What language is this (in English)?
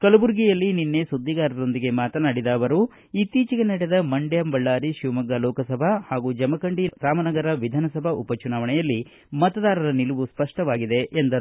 Kannada